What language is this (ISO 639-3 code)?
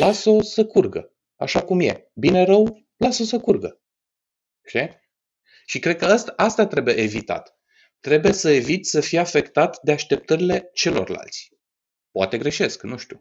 ron